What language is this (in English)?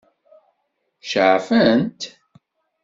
Kabyle